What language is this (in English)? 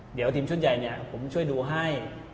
Thai